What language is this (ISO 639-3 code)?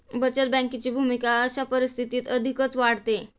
mar